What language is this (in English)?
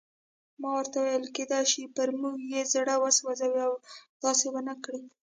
Pashto